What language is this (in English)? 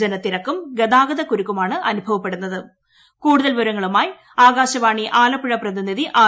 Malayalam